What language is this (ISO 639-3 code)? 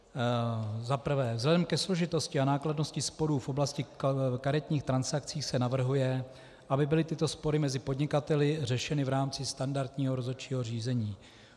ces